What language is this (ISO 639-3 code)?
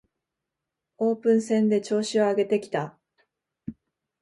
jpn